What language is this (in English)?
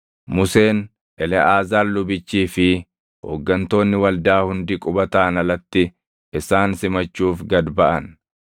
Oromo